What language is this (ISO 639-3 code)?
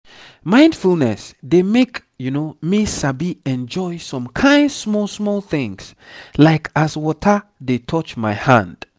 pcm